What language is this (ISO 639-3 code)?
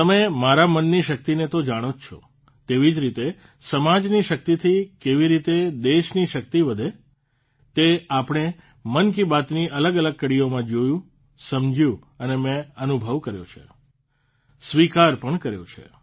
guj